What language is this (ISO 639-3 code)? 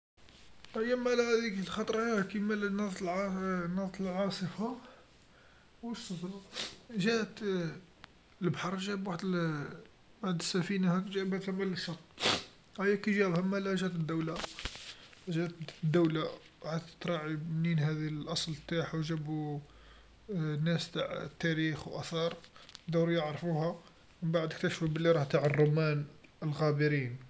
arq